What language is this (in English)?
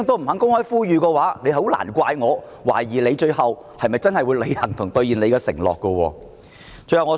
Cantonese